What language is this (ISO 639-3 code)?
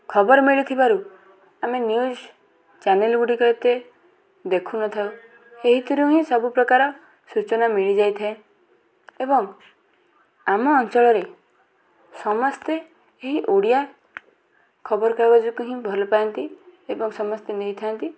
ori